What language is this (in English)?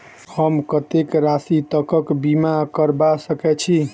Maithili